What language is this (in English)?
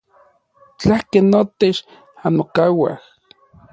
Orizaba Nahuatl